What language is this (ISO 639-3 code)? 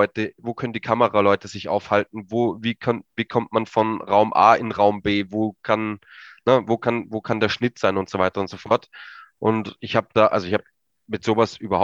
deu